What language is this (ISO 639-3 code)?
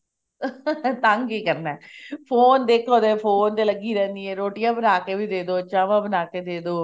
pan